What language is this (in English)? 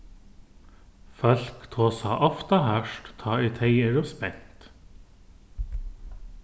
Faroese